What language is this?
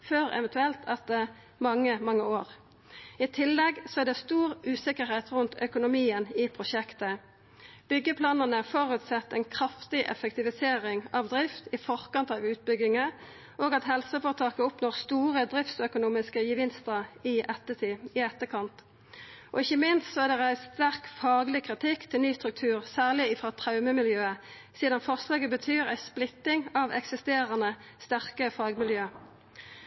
Norwegian Nynorsk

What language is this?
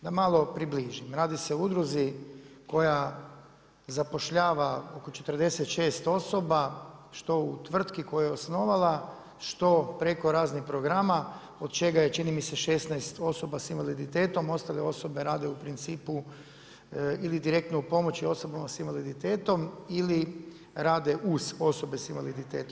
Croatian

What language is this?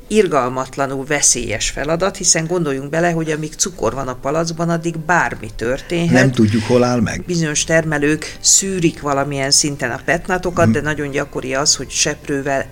Hungarian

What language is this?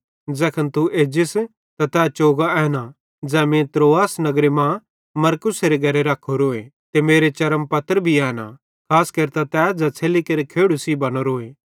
Bhadrawahi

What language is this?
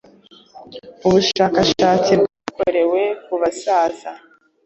Kinyarwanda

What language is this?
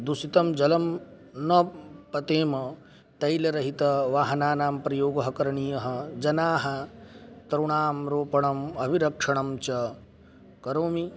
Sanskrit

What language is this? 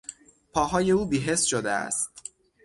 Persian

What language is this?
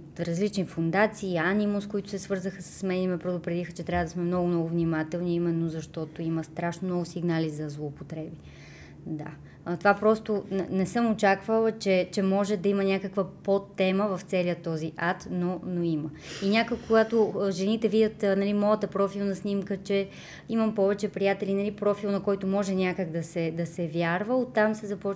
Bulgarian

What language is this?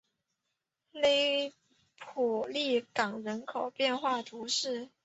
Chinese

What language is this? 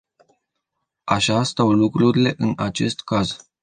Romanian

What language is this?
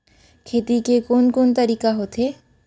Chhattisgarhi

